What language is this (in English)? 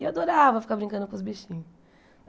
Portuguese